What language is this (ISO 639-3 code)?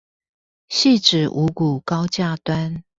zho